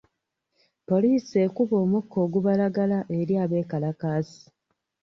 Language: Ganda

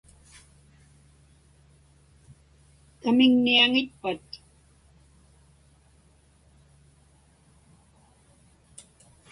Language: Inupiaq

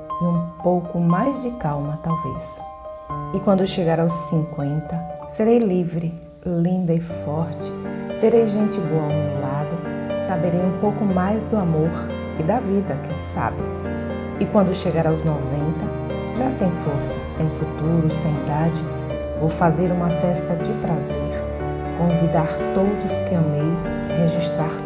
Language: Portuguese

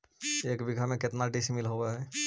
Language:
Magahi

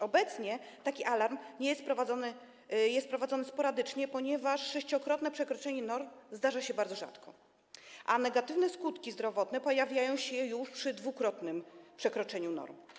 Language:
Polish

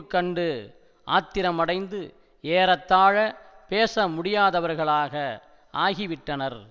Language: Tamil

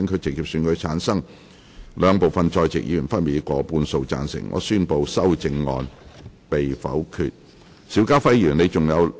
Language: Cantonese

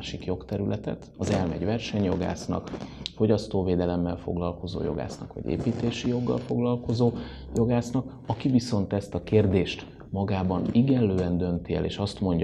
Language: Hungarian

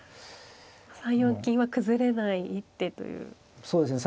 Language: Japanese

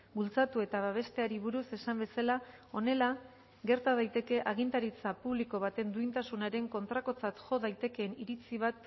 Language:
Basque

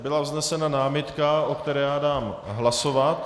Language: Czech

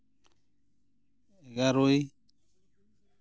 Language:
Santali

